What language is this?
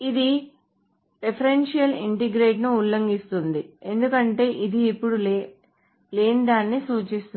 Telugu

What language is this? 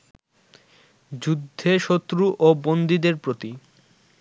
Bangla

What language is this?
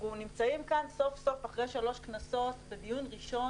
Hebrew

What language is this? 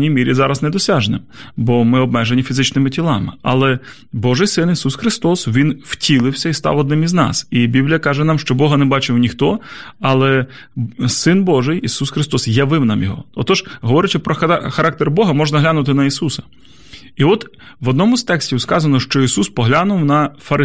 Ukrainian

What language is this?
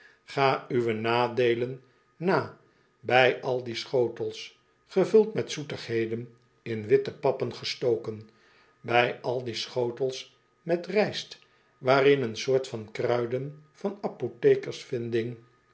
Dutch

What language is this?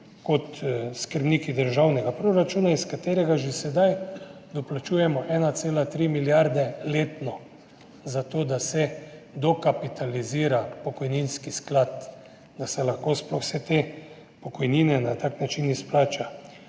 Slovenian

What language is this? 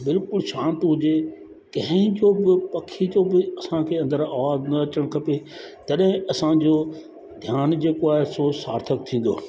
Sindhi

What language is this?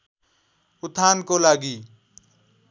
Nepali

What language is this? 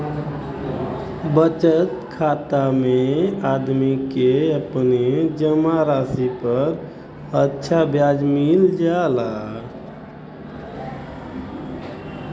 Bhojpuri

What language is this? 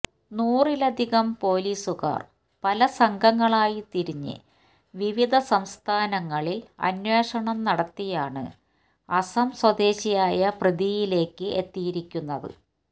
Malayalam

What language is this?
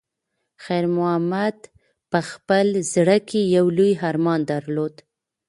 Pashto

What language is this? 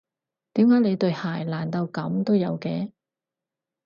Cantonese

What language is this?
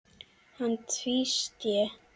Icelandic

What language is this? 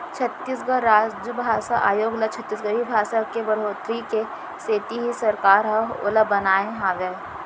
Chhattisgarhi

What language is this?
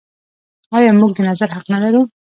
Pashto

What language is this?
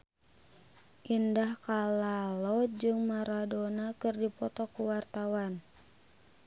Sundanese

